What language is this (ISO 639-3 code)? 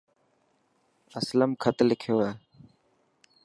mki